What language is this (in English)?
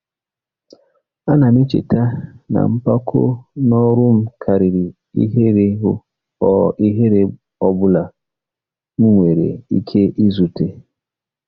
Igbo